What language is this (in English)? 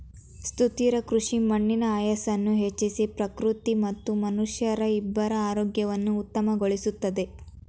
Kannada